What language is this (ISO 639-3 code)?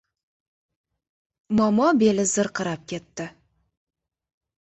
uzb